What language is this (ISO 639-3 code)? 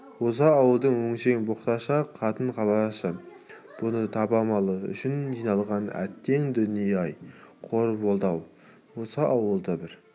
kaz